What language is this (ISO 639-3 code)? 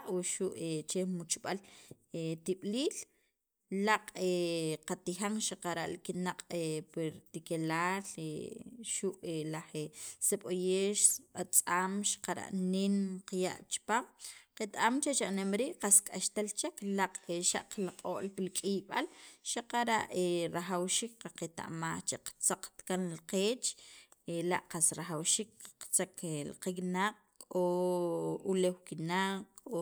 quv